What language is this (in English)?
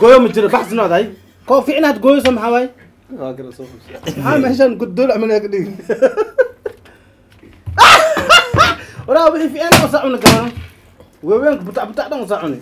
Arabic